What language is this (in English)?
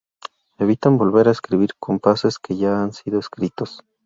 Spanish